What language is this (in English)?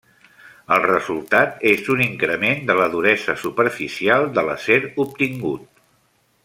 Catalan